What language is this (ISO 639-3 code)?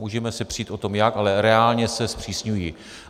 ces